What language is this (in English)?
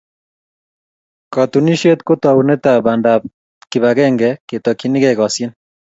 Kalenjin